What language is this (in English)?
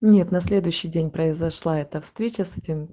Russian